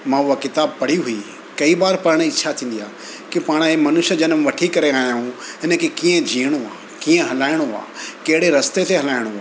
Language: Sindhi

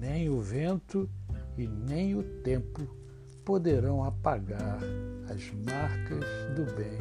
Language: Portuguese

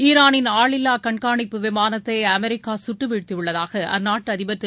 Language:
Tamil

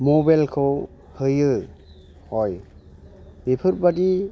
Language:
Bodo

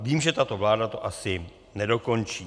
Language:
Czech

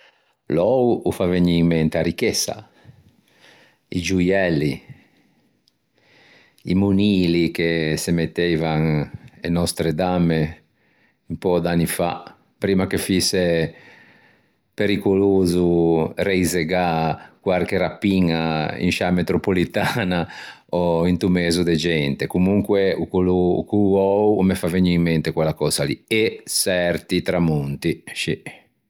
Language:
Ligurian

